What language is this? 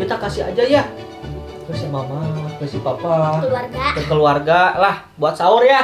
Indonesian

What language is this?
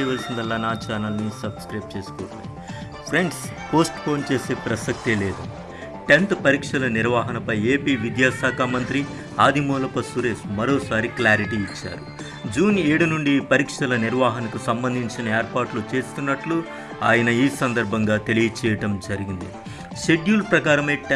Telugu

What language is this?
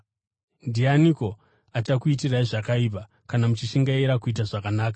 Shona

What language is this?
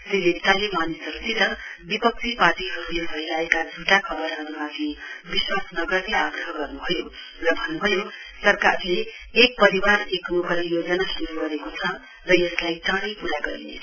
Nepali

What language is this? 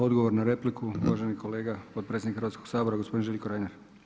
Croatian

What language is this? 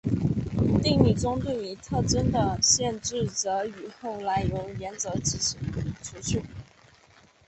Chinese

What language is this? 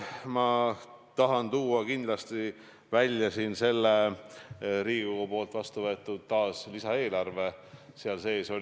Estonian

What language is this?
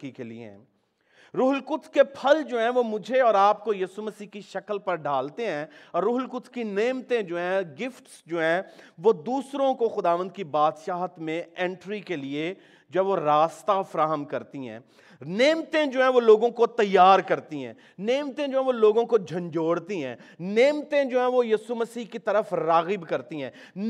Urdu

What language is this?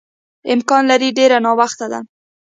Pashto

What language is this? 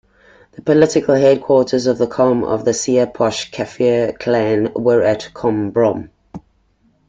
English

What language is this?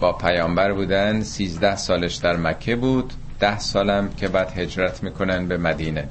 Persian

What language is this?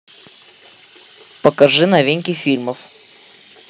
Russian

